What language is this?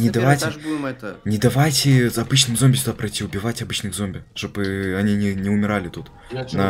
Russian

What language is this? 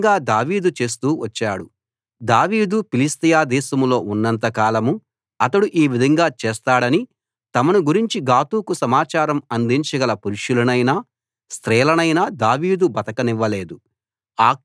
Telugu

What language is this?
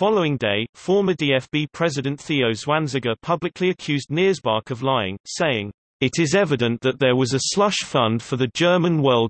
English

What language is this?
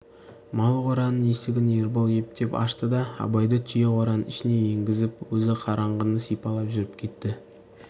Kazakh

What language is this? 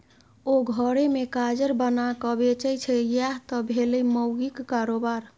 Maithili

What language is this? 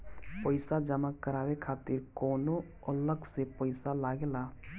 Bhojpuri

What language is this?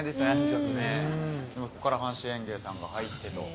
Japanese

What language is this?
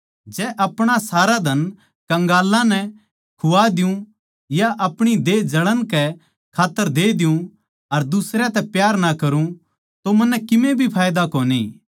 Haryanvi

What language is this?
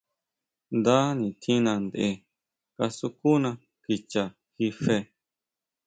Huautla Mazatec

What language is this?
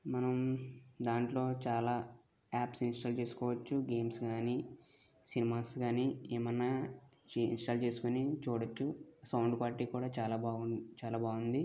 Telugu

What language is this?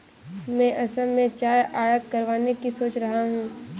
Hindi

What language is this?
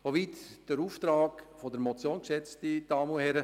Swiss German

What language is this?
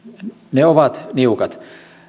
Finnish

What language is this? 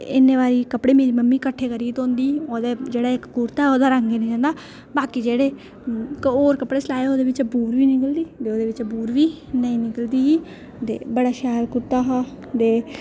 Dogri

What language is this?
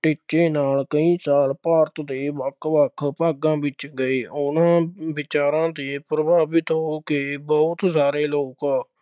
Punjabi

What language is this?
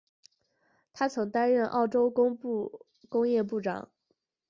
Chinese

